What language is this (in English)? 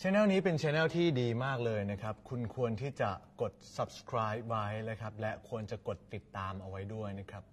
Thai